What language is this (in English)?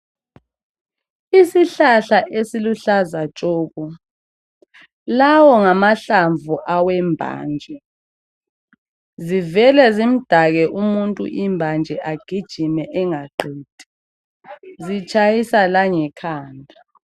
North Ndebele